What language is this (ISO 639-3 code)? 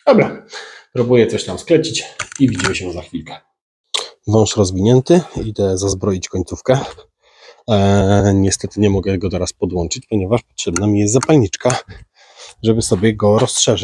pol